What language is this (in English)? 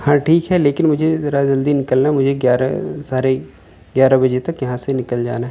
Urdu